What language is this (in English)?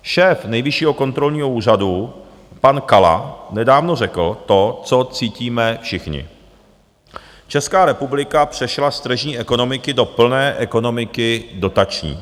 Czech